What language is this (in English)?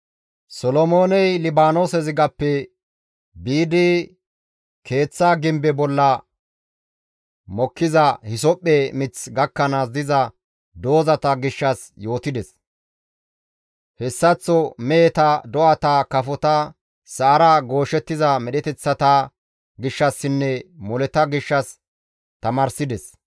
Gamo